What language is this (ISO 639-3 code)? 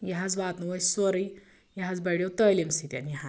kas